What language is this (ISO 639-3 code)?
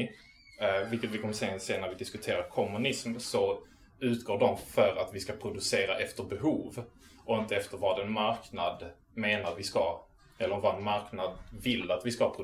swe